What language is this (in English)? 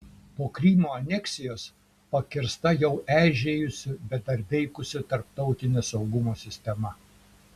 Lithuanian